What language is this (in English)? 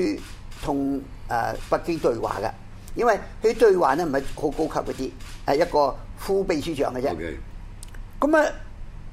Chinese